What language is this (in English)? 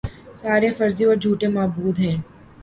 Urdu